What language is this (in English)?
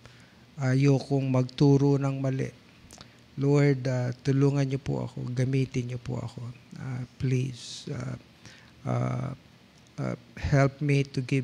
Filipino